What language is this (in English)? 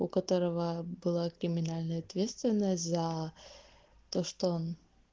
Russian